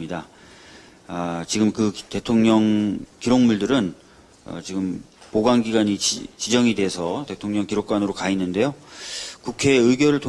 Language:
Korean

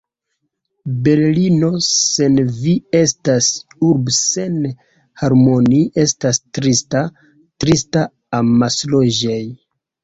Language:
Esperanto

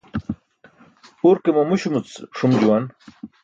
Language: Burushaski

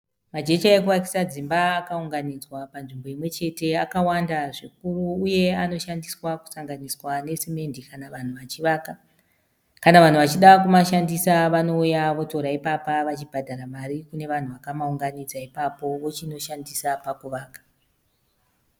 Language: Shona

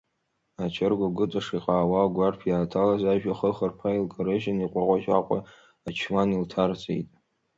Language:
Abkhazian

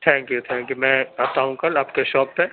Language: Urdu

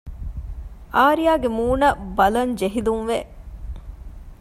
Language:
Divehi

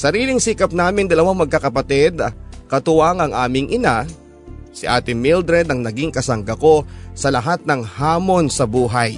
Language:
Filipino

